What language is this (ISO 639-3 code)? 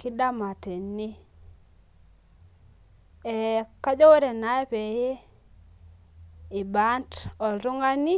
mas